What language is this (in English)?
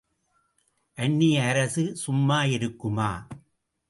Tamil